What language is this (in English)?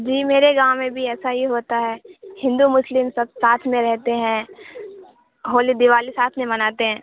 Urdu